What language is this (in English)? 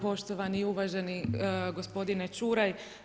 Croatian